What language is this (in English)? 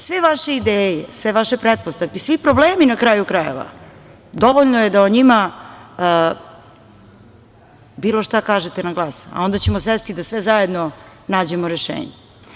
Serbian